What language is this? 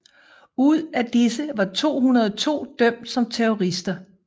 Danish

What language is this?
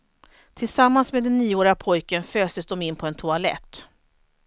Swedish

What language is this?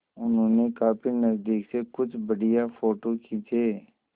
Hindi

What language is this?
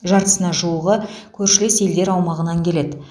Kazakh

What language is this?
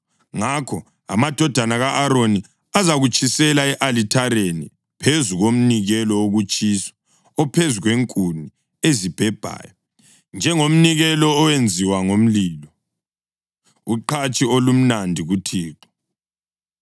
North Ndebele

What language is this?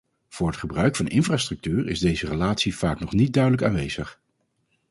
Dutch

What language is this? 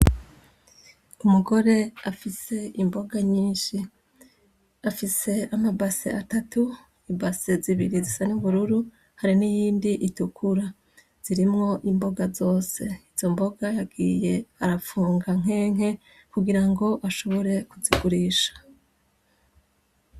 Rundi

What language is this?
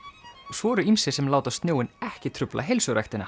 Icelandic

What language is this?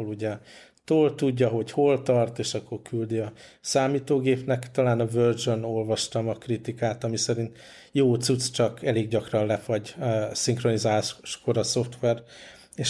Hungarian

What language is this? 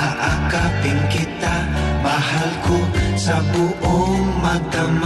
Filipino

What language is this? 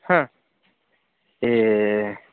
Sanskrit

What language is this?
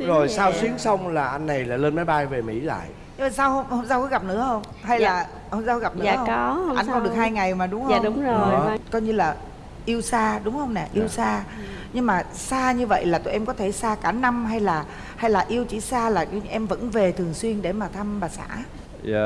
Vietnamese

